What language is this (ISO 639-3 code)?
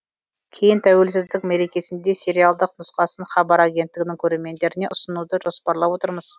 kaz